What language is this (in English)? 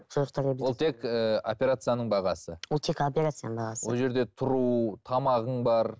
Kazakh